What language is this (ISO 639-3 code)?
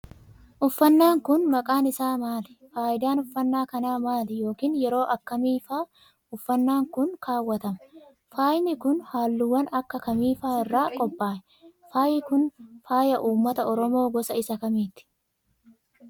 orm